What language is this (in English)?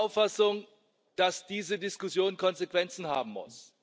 German